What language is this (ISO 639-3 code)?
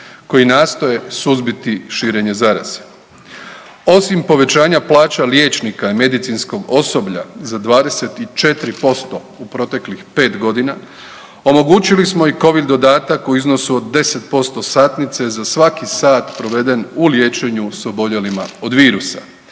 hrv